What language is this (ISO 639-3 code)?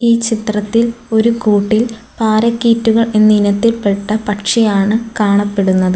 mal